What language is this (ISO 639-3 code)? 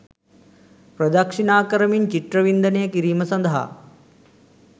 sin